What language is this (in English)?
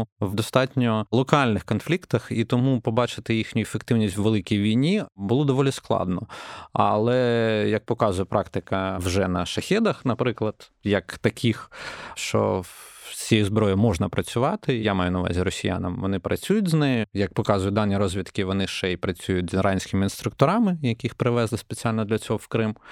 Ukrainian